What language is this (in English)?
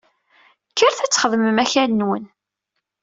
Kabyle